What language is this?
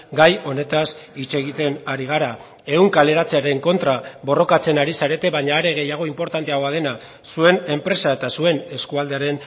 Basque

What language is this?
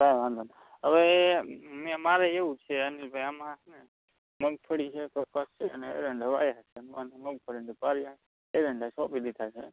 Gujarati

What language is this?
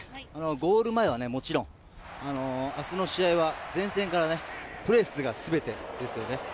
Japanese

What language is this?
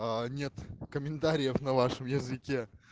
Russian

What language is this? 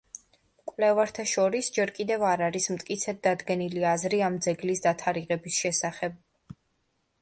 Georgian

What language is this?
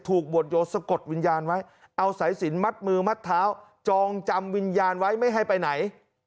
Thai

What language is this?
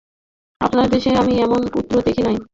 Bangla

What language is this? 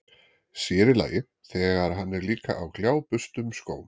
Icelandic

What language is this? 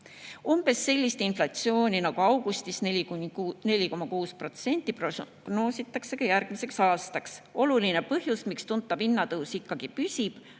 Estonian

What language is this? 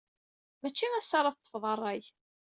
Kabyle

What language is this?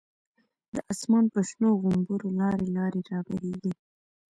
Pashto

